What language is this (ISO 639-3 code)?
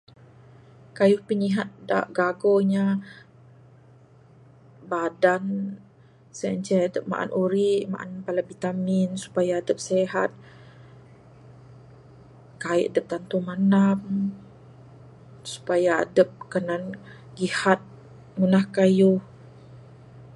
sdo